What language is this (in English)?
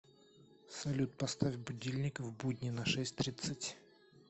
Russian